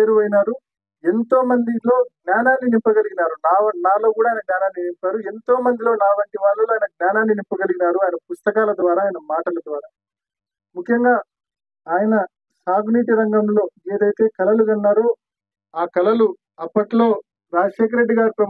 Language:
Telugu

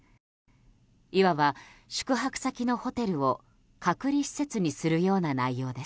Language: Japanese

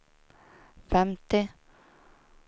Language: Swedish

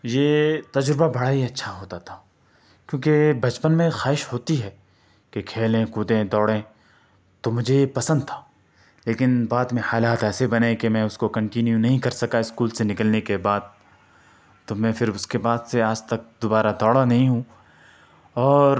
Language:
Urdu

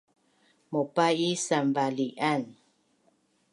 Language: Bunun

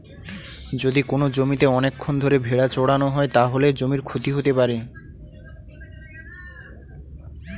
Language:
Bangla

